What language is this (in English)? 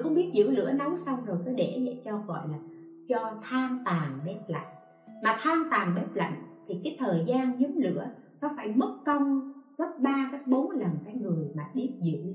Vietnamese